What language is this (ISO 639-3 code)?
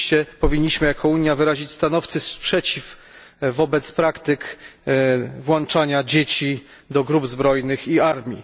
pol